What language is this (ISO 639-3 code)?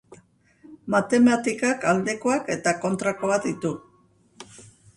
eus